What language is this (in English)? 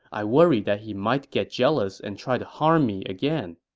English